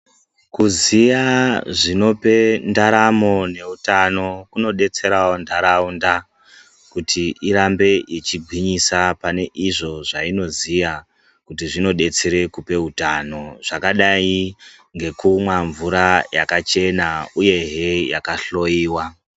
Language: Ndau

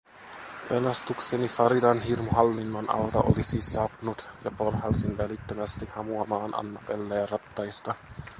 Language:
Finnish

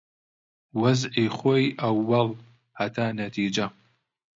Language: Central Kurdish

